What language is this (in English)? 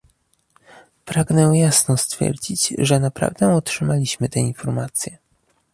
Polish